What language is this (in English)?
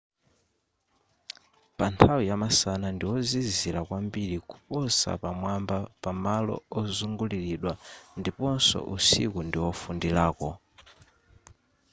Nyanja